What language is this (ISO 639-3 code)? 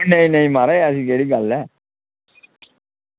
doi